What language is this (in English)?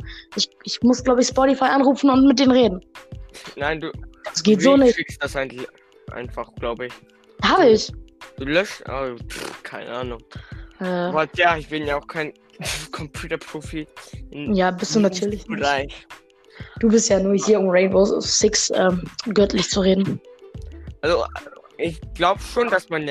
German